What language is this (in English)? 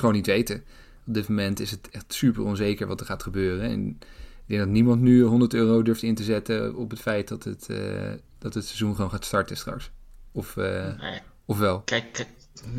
Dutch